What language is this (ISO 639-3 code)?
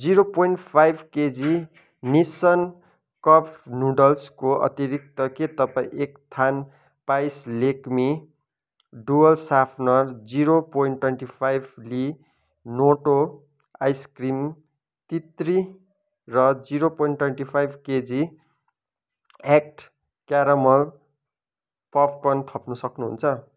nep